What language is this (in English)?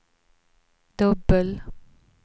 Swedish